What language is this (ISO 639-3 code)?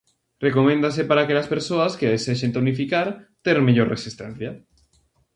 glg